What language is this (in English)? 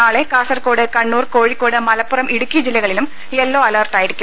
Malayalam